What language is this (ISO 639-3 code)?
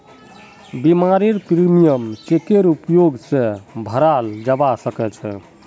mag